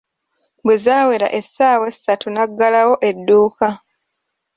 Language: Ganda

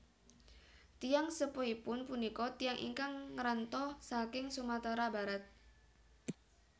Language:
Javanese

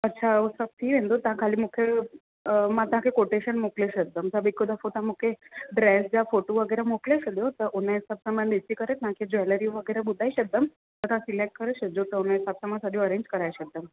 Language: Sindhi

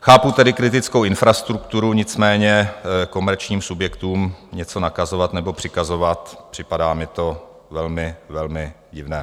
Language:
Czech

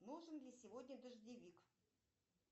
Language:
Russian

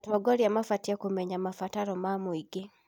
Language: Kikuyu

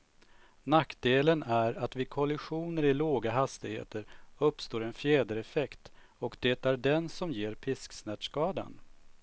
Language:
Swedish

